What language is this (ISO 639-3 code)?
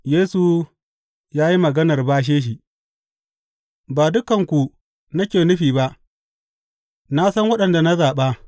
hau